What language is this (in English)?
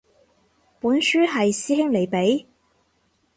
Cantonese